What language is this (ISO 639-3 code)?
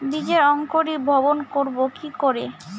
ben